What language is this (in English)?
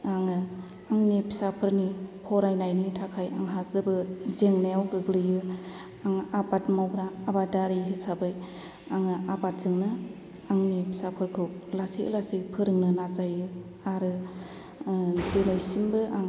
Bodo